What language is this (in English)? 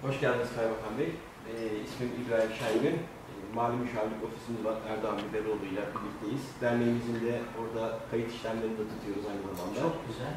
Turkish